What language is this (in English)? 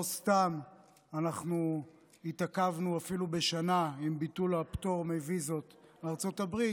Hebrew